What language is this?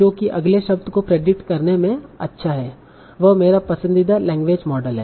Hindi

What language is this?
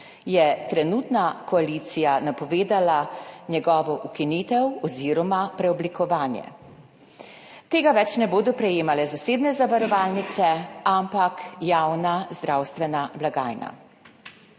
Slovenian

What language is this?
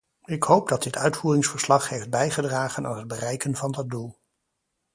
Dutch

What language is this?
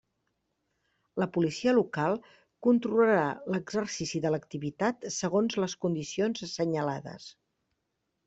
Catalan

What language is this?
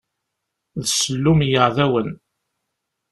Kabyle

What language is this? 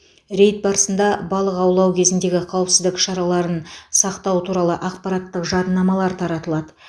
Kazakh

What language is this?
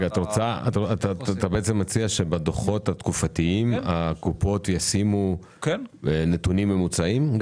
Hebrew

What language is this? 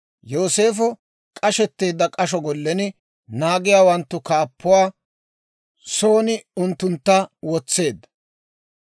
Dawro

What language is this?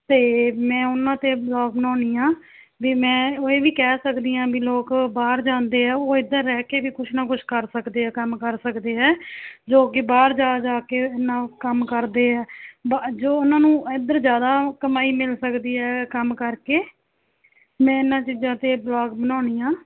Punjabi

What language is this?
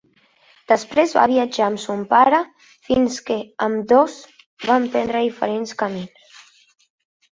Catalan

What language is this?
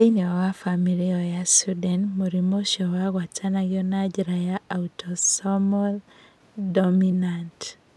Kikuyu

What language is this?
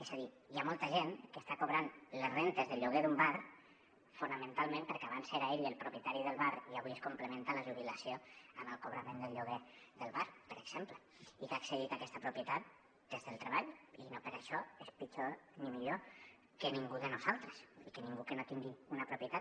Catalan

